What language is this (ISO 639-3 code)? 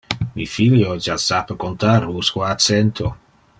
ina